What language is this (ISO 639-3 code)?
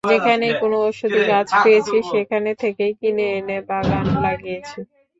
ben